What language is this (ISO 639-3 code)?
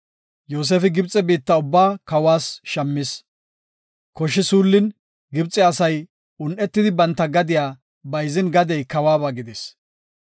gof